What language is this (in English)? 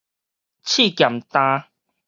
Min Nan Chinese